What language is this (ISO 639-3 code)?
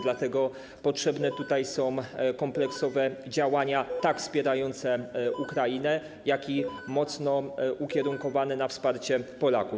pol